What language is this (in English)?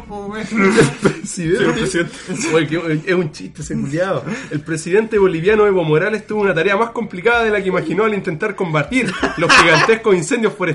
Spanish